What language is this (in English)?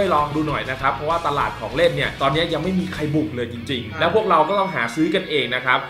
Thai